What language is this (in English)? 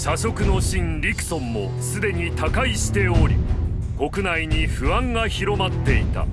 Japanese